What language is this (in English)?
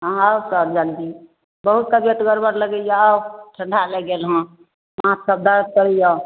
Maithili